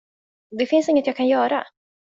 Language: Swedish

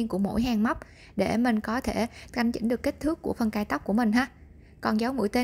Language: Vietnamese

